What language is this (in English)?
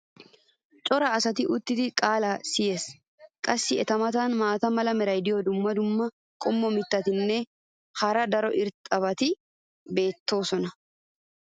Wolaytta